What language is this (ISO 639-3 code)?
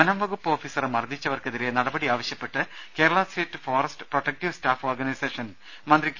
mal